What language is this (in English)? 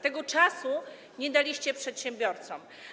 Polish